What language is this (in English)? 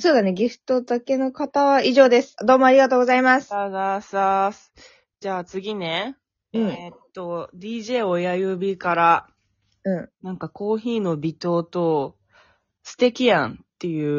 Japanese